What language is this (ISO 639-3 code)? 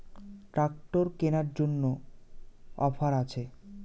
ben